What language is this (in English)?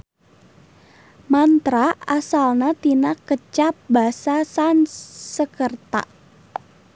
Sundanese